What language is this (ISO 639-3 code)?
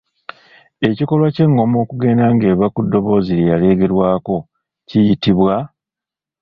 lug